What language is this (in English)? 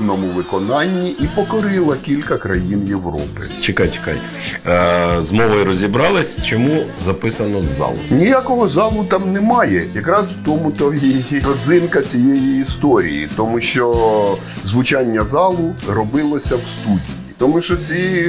Ukrainian